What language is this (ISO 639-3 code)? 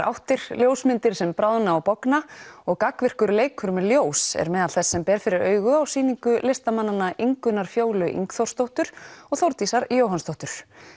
isl